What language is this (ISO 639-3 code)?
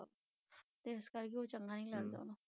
pan